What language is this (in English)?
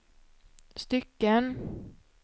Swedish